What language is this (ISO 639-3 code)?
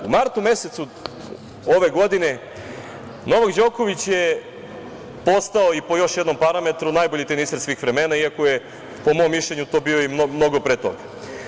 srp